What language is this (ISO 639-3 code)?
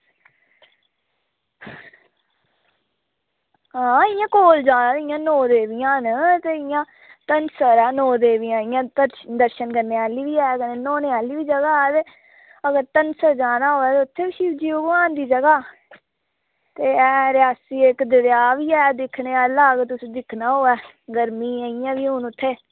doi